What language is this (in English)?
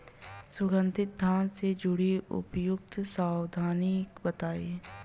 Bhojpuri